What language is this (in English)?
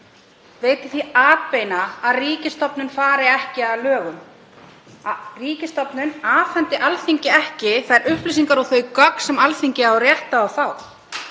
Icelandic